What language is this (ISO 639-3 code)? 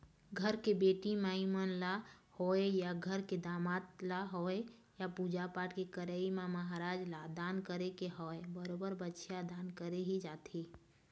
hne